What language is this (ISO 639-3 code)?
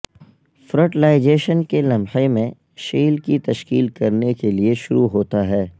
urd